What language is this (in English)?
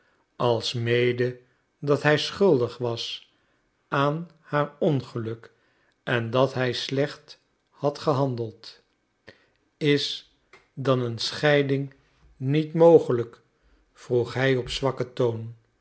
Dutch